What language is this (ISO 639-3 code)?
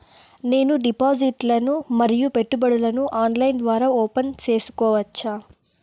tel